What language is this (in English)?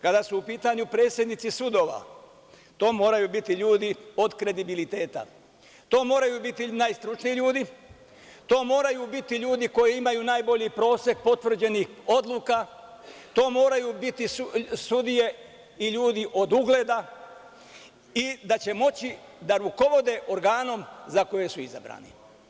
Serbian